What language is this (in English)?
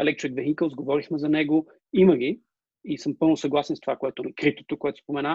Bulgarian